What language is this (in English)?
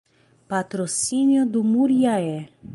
Portuguese